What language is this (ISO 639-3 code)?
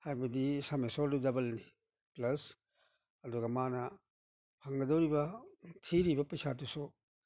mni